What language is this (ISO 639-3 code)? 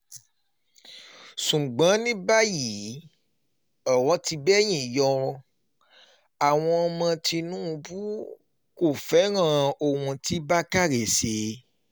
yor